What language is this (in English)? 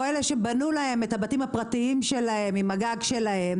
Hebrew